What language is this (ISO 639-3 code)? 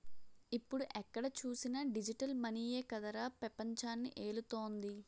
tel